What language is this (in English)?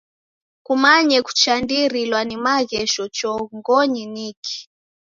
Taita